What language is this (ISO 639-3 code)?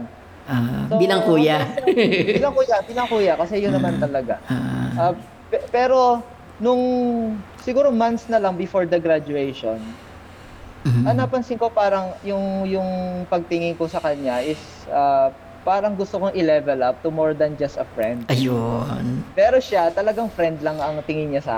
fil